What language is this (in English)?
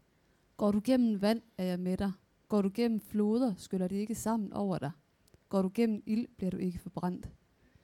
Danish